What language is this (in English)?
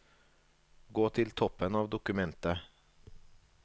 Norwegian